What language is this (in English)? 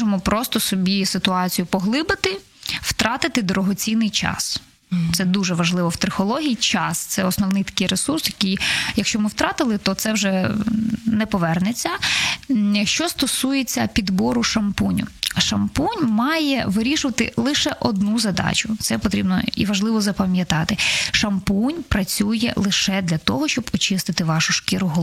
Ukrainian